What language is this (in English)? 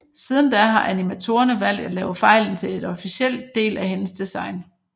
Danish